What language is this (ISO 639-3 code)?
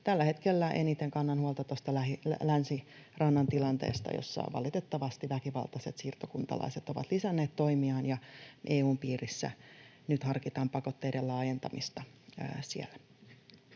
fin